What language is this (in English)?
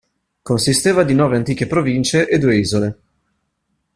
Italian